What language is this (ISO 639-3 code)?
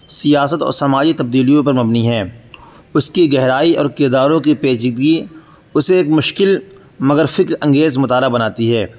urd